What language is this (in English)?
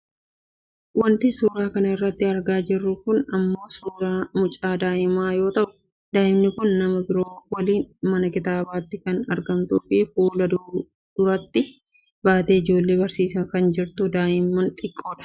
Oromo